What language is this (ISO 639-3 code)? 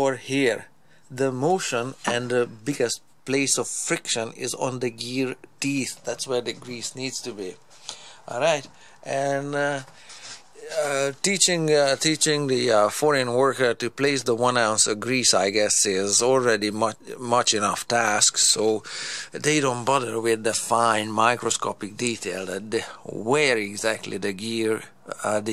eng